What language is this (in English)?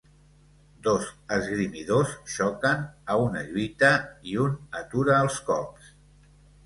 Catalan